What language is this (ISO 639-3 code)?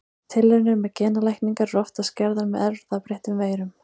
isl